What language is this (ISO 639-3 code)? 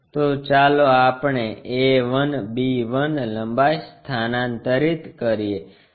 guj